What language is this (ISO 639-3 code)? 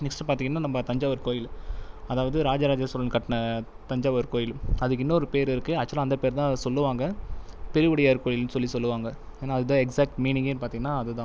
tam